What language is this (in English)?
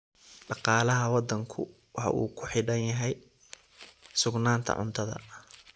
Somali